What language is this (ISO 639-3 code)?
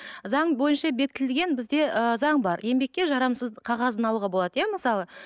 kaz